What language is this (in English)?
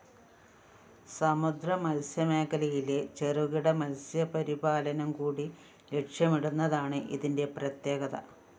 Malayalam